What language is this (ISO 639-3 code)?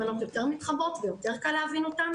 heb